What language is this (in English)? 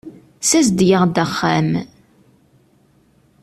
Kabyle